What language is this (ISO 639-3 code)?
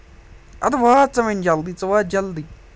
kas